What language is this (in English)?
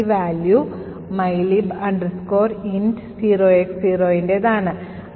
Malayalam